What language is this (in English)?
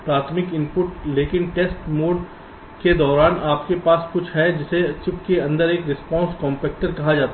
Hindi